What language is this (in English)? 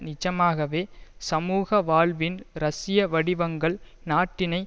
Tamil